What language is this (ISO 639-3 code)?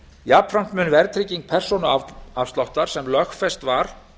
isl